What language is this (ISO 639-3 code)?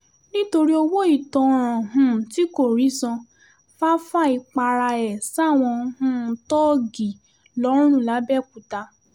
yor